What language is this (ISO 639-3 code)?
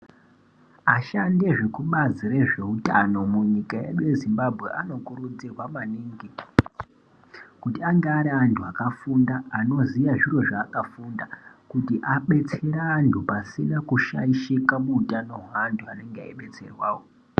ndc